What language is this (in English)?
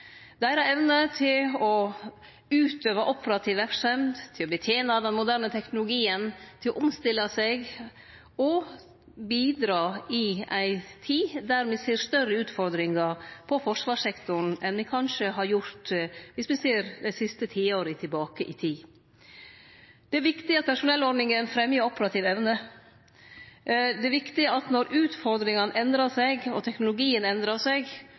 Norwegian Nynorsk